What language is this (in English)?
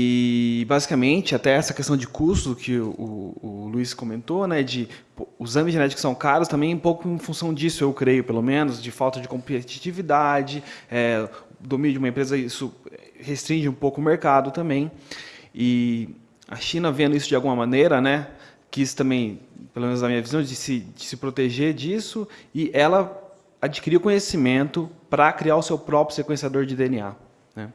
Portuguese